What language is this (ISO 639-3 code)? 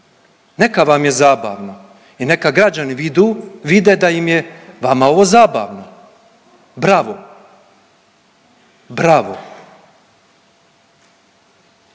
hrv